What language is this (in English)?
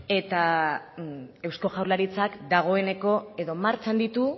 Basque